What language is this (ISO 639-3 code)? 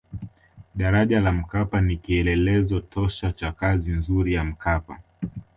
swa